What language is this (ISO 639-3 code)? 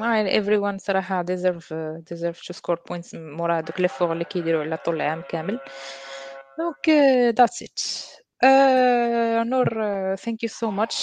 ara